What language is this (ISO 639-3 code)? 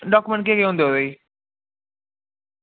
doi